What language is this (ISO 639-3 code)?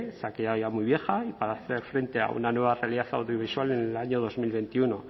spa